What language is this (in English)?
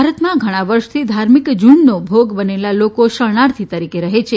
Gujarati